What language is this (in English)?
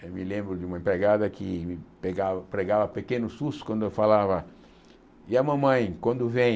Portuguese